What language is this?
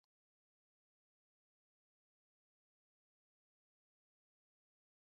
Basque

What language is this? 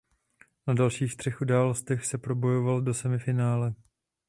Czech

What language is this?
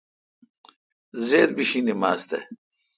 Kalkoti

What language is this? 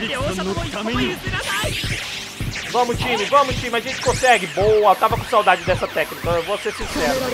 Portuguese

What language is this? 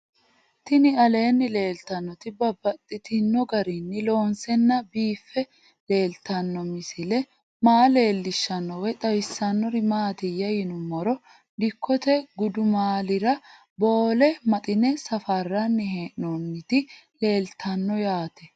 Sidamo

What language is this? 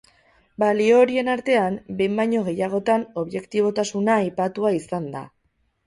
Basque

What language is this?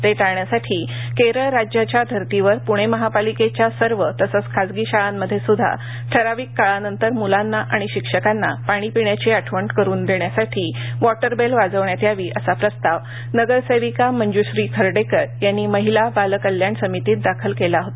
Marathi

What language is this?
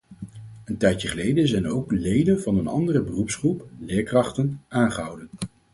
Dutch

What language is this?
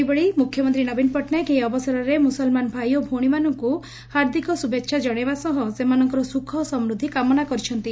Odia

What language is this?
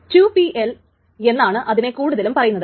Malayalam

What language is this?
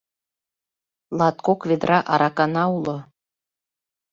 Mari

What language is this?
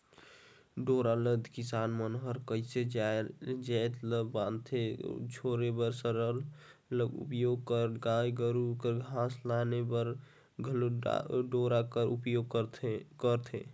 Chhattisgarhi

